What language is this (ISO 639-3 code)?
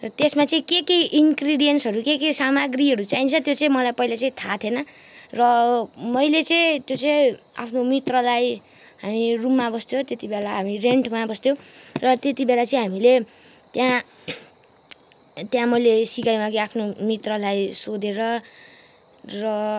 nep